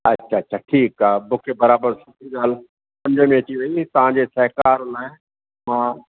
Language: Sindhi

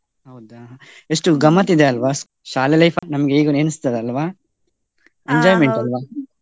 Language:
Kannada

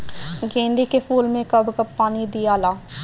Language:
Bhojpuri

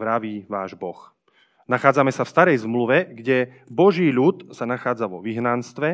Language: Slovak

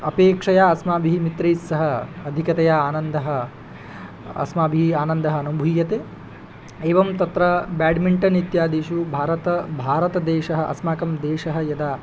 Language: Sanskrit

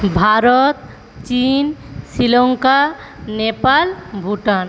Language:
Bangla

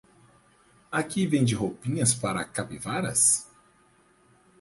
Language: Portuguese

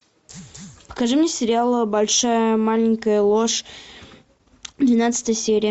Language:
Russian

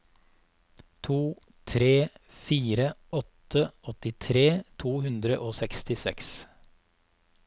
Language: Norwegian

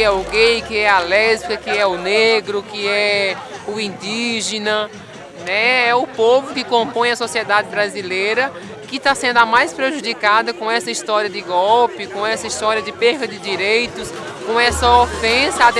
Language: Portuguese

